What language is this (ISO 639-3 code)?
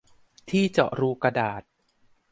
tha